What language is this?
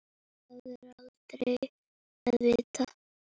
Icelandic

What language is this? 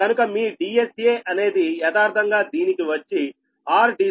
Telugu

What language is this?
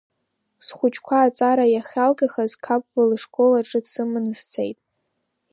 Abkhazian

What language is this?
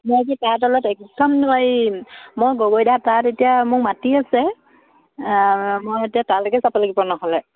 Assamese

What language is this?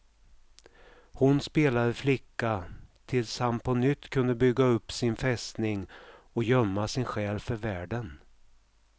Swedish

